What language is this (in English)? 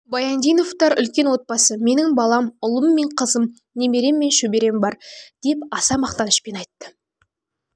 Kazakh